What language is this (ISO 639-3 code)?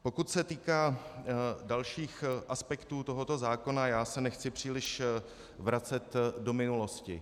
ces